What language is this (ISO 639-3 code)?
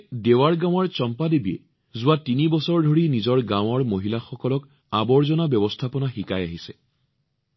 asm